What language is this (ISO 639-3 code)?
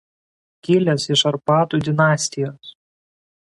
lit